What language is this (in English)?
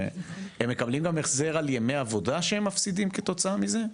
Hebrew